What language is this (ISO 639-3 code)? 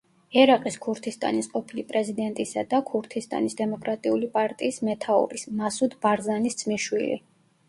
kat